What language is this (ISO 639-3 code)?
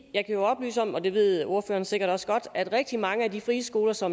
dan